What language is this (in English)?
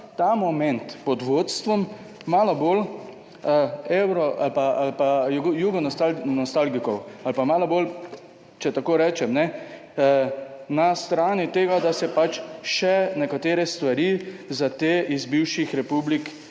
Slovenian